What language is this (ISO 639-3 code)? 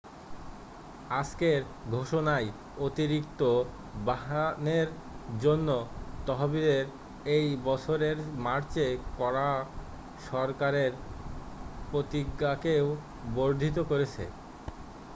ben